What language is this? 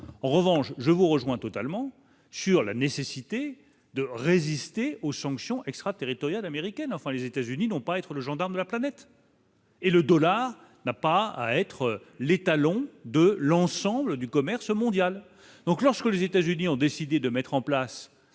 French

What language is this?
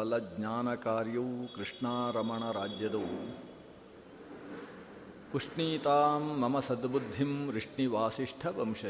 Kannada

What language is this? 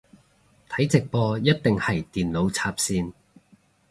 Cantonese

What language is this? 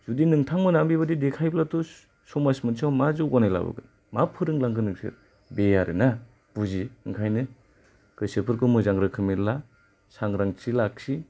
Bodo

